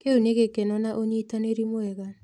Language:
Kikuyu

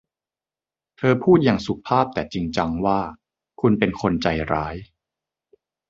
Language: Thai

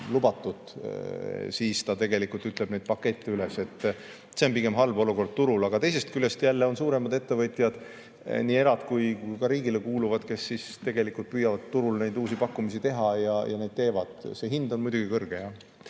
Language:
Estonian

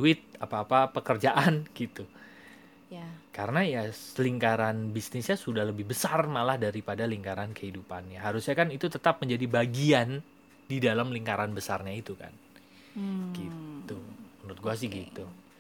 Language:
Indonesian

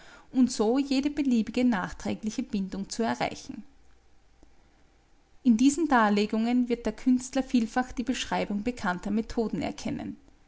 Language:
German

